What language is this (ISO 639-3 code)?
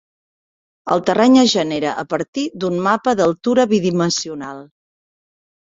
cat